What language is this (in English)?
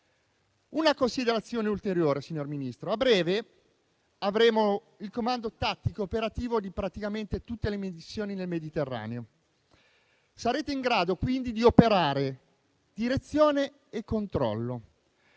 Italian